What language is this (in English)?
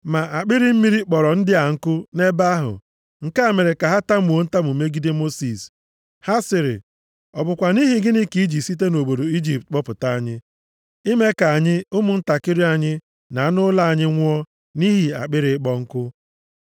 Igbo